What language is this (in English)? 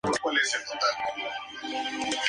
Spanish